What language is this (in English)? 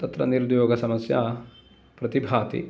Sanskrit